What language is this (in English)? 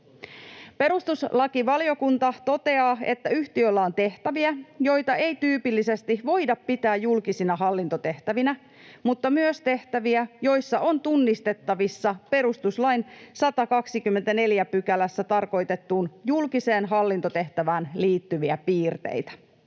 Finnish